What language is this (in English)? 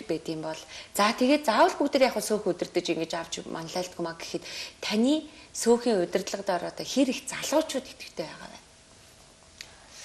Arabic